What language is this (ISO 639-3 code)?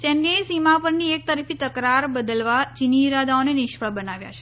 guj